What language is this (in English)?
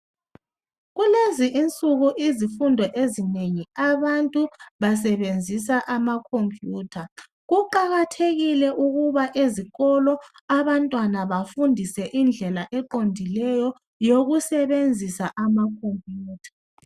North Ndebele